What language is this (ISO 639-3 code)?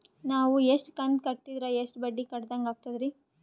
kan